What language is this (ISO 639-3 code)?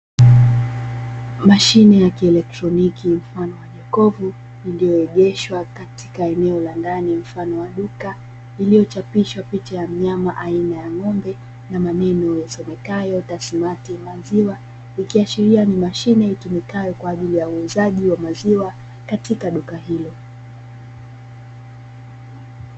swa